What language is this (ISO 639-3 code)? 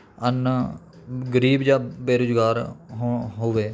pan